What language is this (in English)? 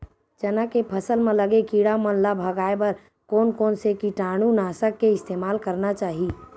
Chhattisgarhi